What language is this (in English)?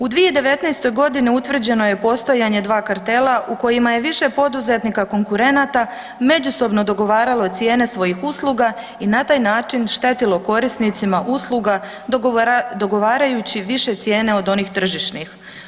Croatian